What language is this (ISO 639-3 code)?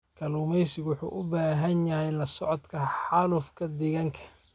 som